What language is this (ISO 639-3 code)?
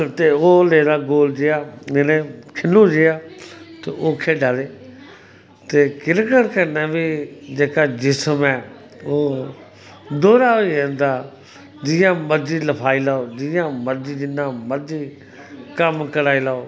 doi